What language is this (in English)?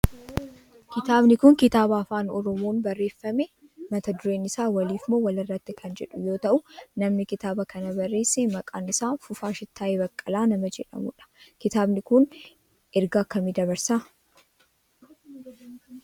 Oromo